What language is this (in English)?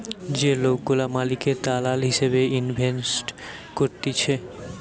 Bangla